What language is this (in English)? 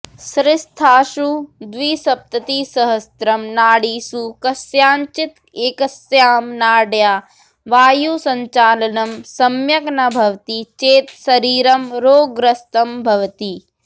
Sanskrit